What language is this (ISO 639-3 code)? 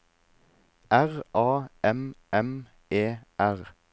nor